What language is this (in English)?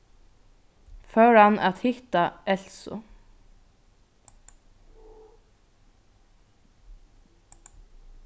Faroese